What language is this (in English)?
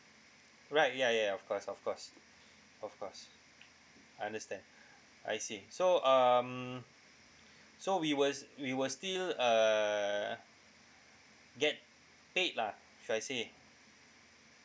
English